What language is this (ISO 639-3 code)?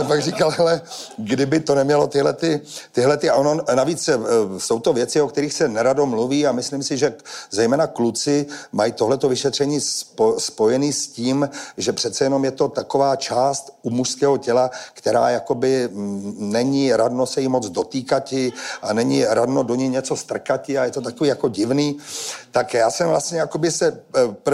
ces